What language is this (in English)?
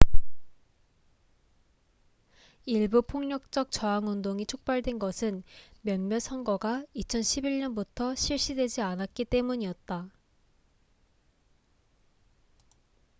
Korean